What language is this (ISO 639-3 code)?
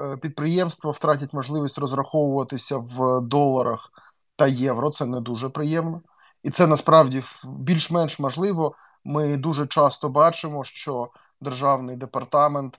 ukr